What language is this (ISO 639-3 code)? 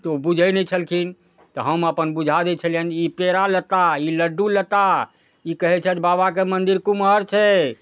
mai